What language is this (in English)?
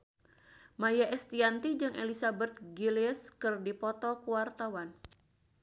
Sundanese